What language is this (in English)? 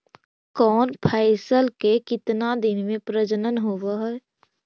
Magahi